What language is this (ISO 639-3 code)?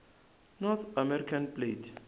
tso